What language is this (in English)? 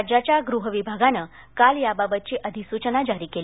Marathi